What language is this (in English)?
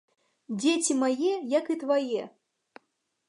Belarusian